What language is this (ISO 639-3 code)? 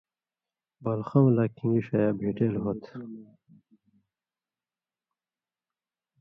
mvy